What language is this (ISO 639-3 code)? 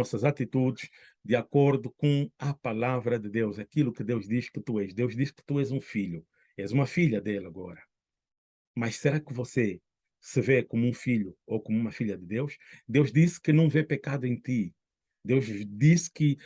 por